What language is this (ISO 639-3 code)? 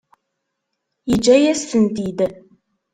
kab